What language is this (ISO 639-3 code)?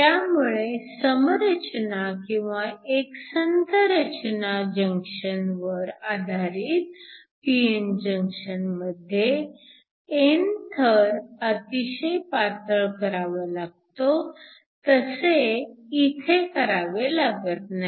mar